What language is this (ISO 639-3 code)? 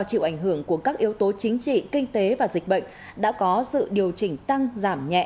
vie